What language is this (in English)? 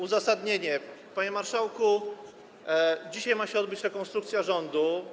Polish